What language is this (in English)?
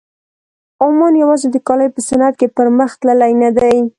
Pashto